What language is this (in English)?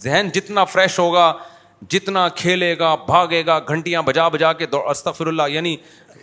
Urdu